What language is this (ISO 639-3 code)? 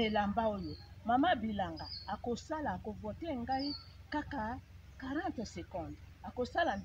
fra